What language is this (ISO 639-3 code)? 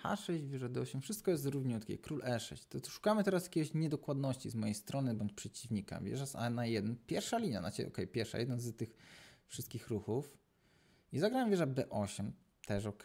pol